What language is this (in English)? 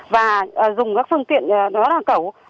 Vietnamese